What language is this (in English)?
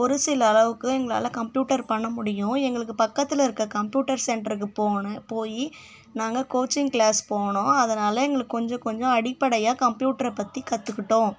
Tamil